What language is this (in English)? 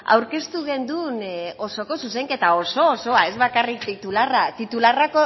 Basque